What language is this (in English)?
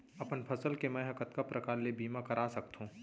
Chhattisgarhi